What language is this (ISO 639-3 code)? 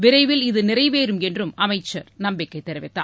tam